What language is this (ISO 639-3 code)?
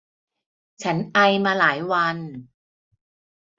tha